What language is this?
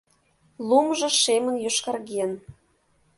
Mari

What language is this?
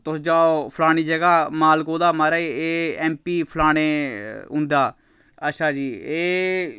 Dogri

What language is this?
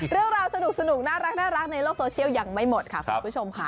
Thai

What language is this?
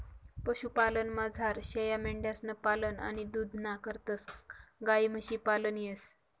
Marathi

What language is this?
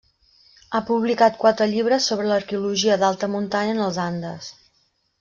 Catalan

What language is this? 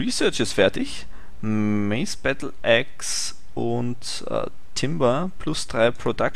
German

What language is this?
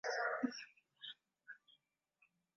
Swahili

